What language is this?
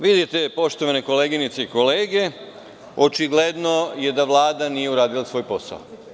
Serbian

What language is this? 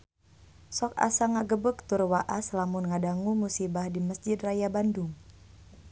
Sundanese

